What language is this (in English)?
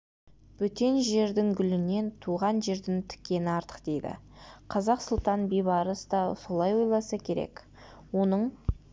Kazakh